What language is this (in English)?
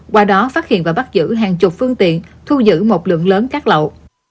Vietnamese